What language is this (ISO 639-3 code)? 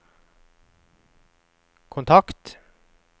nor